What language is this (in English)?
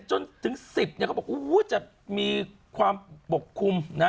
Thai